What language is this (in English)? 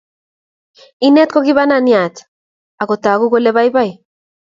Kalenjin